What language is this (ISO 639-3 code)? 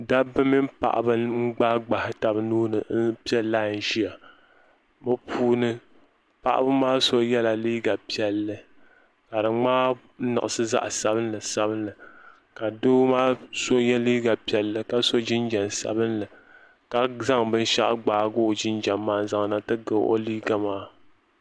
dag